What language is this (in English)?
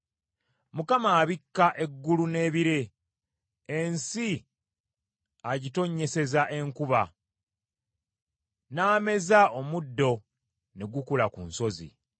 Ganda